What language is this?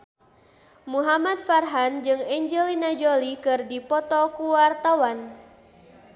Sundanese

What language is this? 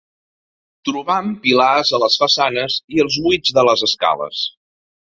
Catalan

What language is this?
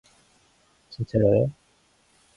Korean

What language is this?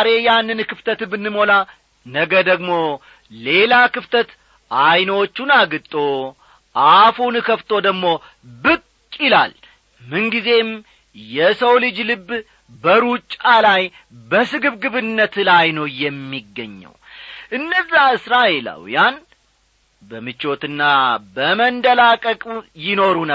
Amharic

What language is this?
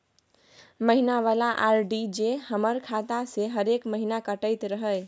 Maithili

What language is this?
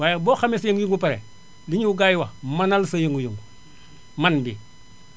Wolof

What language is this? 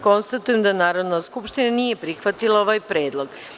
Serbian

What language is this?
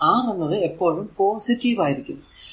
Malayalam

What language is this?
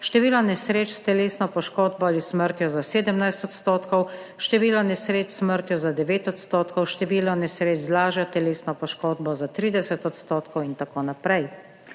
Slovenian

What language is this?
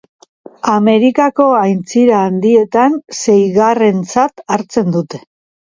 Basque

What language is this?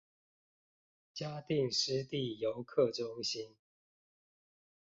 Chinese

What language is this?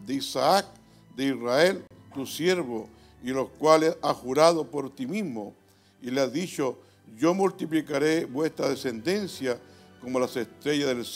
Spanish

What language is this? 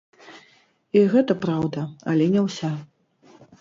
Belarusian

